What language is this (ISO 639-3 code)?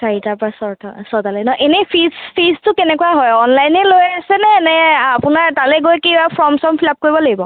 asm